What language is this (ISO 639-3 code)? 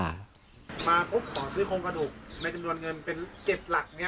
tha